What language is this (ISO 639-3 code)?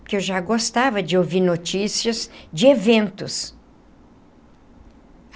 por